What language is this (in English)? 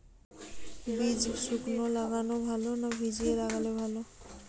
Bangla